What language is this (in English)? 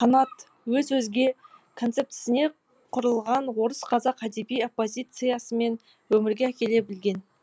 Kazakh